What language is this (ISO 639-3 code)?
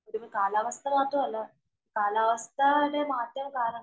mal